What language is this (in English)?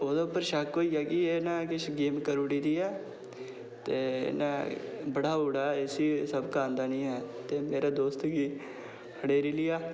Dogri